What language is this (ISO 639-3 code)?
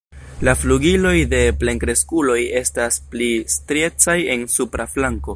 epo